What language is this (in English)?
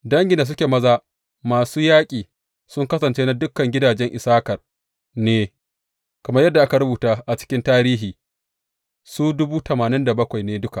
Hausa